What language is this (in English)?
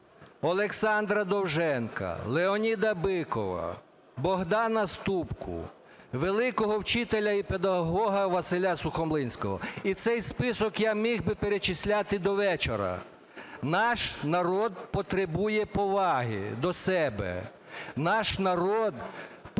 Ukrainian